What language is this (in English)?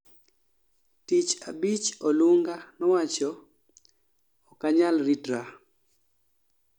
Luo (Kenya and Tanzania)